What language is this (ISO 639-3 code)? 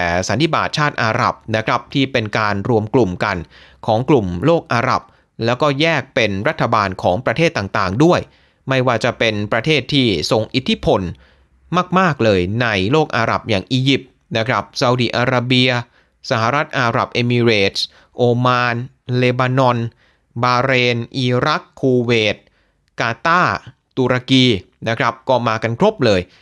tha